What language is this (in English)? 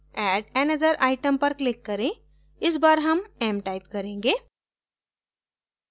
Hindi